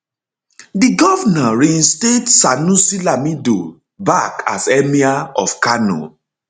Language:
Nigerian Pidgin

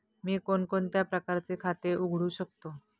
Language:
Marathi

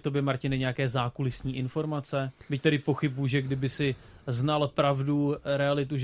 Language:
Czech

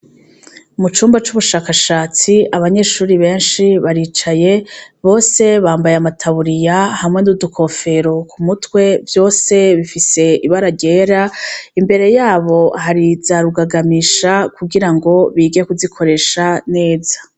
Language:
Rundi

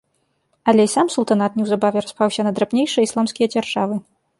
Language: Belarusian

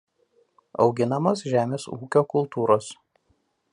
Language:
Lithuanian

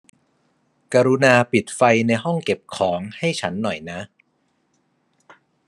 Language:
Thai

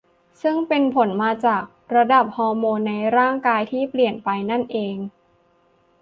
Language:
Thai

